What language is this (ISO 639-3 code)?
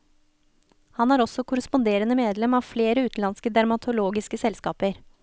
nor